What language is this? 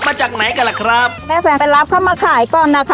Thai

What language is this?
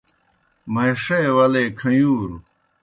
Kohistani Shina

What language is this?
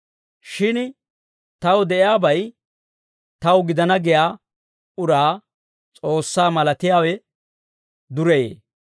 Dawro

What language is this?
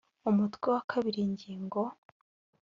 Kinyarwanda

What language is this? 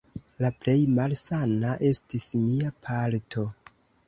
Esperanto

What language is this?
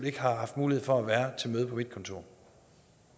Danish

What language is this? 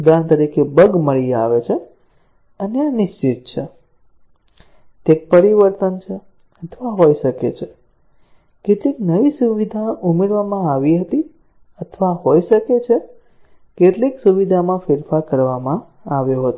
Gujarati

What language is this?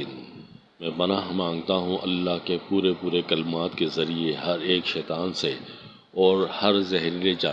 Urdu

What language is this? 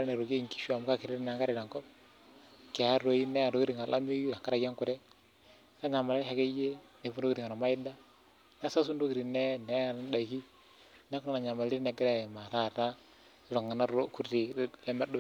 Masai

